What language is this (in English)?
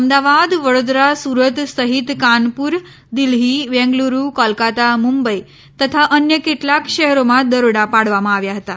Gujarati